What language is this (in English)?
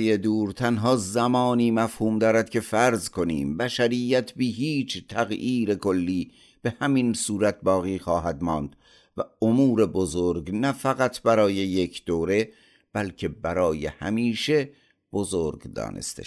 Persian